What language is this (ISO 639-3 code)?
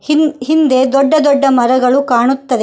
kan